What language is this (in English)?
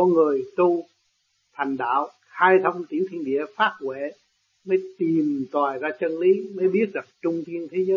Vietnamese